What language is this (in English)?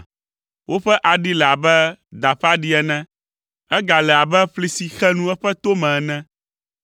Ewe